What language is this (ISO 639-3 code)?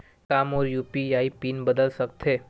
hne